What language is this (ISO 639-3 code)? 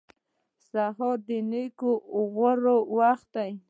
pus